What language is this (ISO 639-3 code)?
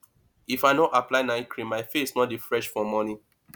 pcm